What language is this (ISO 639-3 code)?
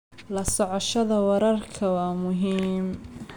som